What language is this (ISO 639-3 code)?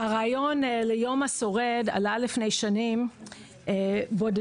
heb